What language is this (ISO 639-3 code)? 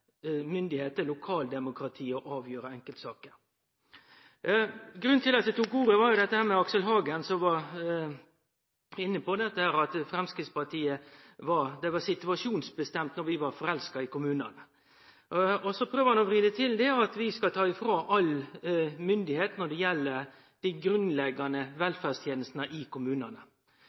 nno